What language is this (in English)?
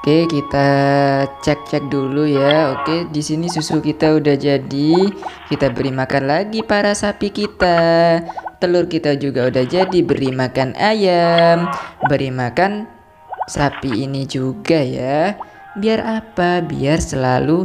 Indonesian